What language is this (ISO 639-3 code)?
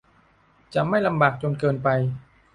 tha